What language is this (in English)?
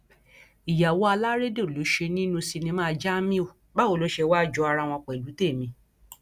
Yoruba